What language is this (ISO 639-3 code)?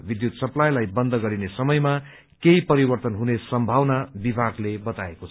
nep